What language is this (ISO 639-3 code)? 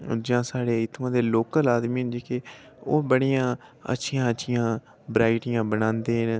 doi